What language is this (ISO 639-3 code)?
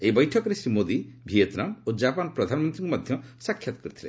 ori